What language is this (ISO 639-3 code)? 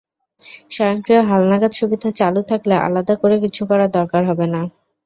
ben